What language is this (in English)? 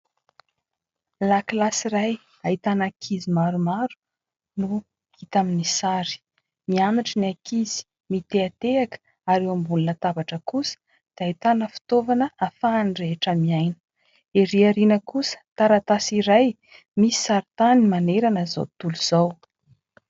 Malagasy